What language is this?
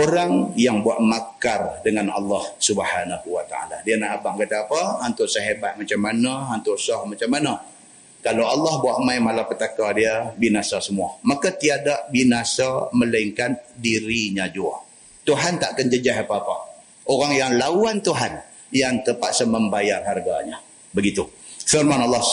Malay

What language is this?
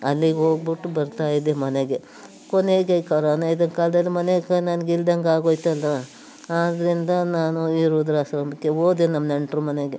Kannada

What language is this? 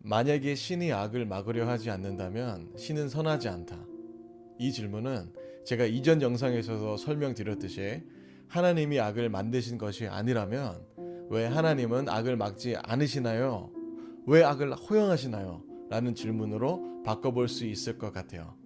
Korean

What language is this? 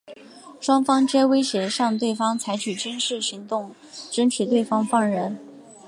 Chinese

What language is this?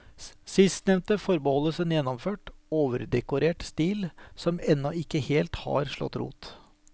Norwegian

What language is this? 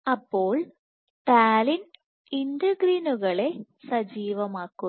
Malayalam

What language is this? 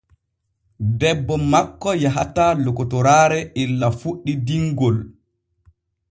Borgu Fulfulde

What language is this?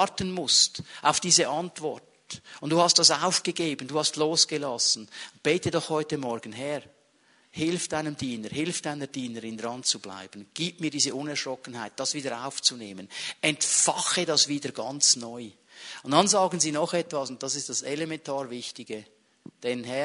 German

